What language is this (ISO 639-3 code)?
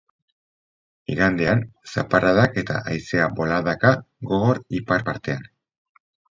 eus